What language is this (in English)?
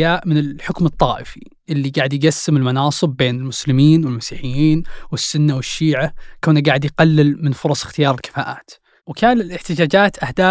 Arabic